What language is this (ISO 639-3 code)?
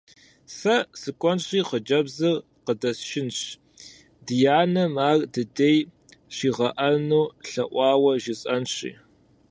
kbd